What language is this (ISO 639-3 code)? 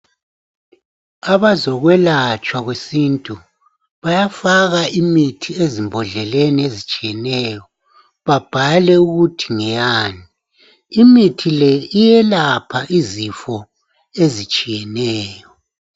nde